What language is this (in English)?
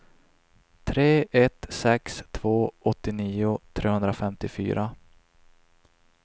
Swedish